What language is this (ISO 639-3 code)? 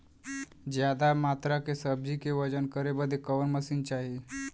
bho